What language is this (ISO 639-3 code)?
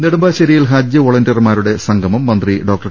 mal